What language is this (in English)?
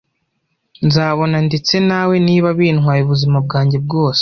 Kinyarwanda